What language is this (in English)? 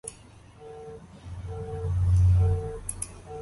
Greek